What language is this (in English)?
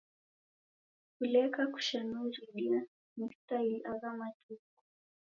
Taita